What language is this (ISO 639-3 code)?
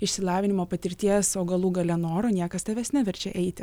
lit